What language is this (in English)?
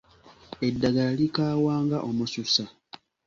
Ganda